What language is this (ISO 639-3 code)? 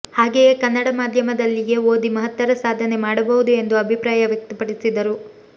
kan